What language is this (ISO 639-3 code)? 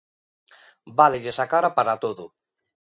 glg